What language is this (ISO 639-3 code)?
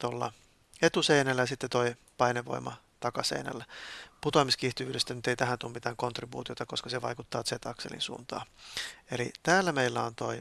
fin